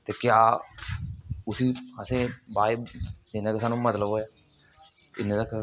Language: Dogri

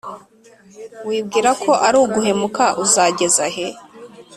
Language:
Kinyarwanda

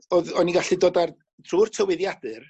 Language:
Welsh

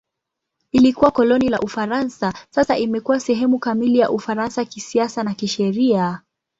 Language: Swahili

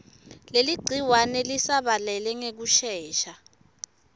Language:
Swati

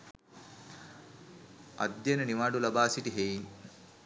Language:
Sinhala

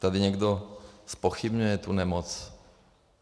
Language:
Czech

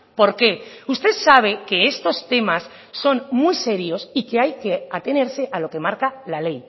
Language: Spanish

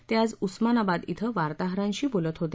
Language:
Marathi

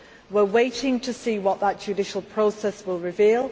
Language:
English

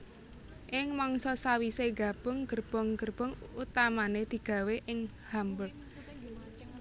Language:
Javanese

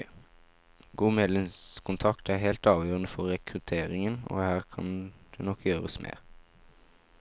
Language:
Norwegian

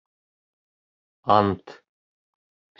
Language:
Bashkir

